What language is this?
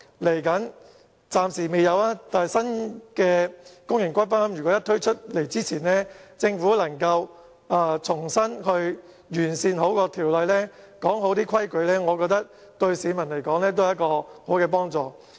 Cantonese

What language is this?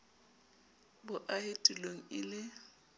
Southern Sotho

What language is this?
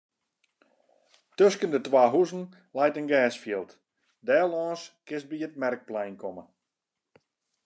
Western Frisian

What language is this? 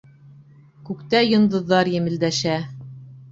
Bashkir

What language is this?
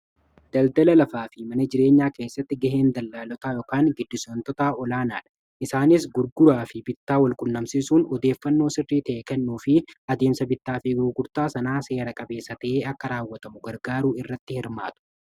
Oromo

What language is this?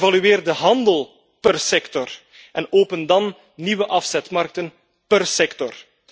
Dutch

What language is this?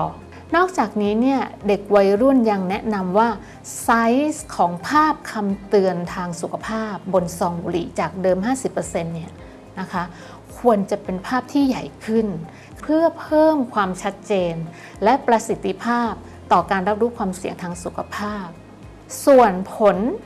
Thai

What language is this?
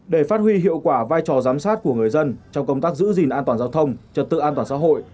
Vietnamese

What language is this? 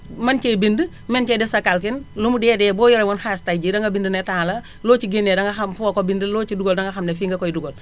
Wolof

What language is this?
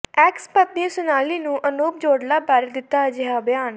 Punjabi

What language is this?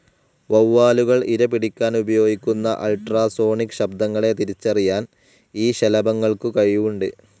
Malayalam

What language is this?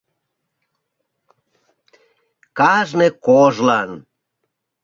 Mari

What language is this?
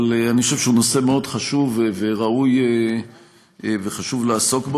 Hebrew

